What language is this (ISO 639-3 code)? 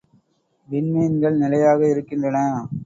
tam